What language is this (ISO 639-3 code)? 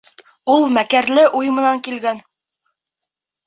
bak